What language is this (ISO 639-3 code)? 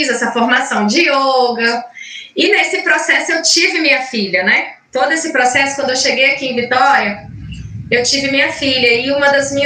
por